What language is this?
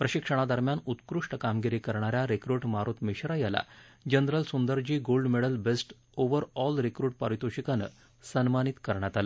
Marathi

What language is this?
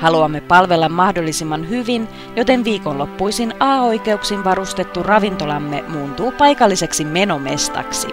Finnish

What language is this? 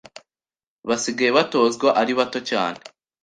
Kinyarwanda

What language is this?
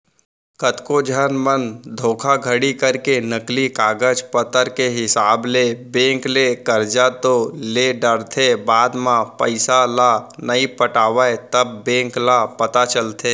Chhattisgarhi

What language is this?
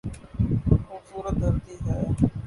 Urdu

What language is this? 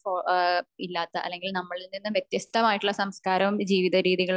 Malayalam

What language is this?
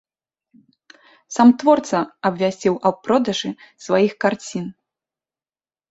Belarusian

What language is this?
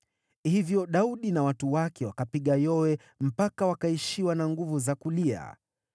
Swahili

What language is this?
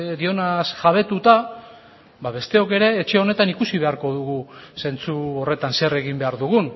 Basque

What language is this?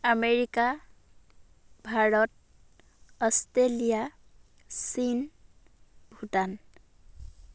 Assamese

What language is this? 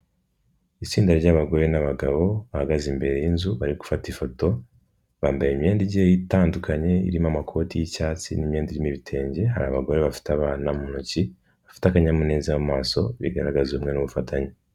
Kinyarwanda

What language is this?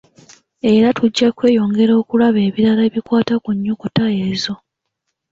Ganda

